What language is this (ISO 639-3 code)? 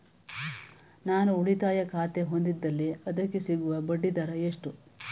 kan